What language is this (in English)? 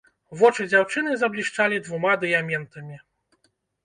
Belarusian